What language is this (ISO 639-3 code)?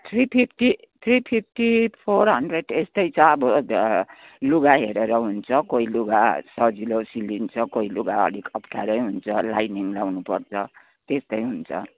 nep